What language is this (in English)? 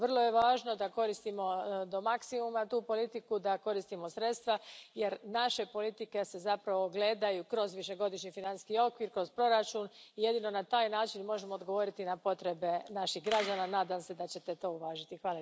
Croatian